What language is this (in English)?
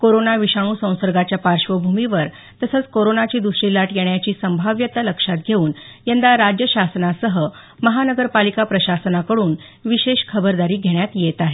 Marathi